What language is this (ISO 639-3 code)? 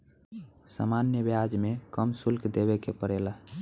bho